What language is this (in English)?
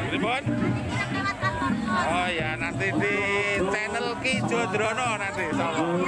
Indonesian